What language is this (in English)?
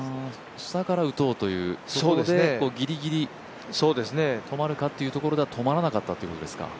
Japanese